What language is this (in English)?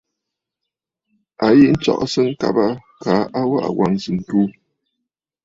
Bafut